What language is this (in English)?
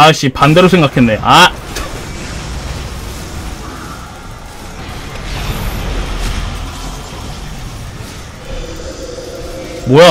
Korean